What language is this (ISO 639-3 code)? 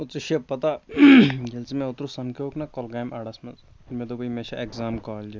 kas